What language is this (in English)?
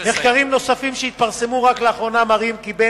Hebrew